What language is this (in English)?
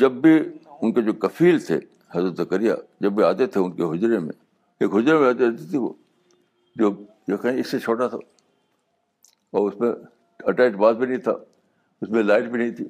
Urdu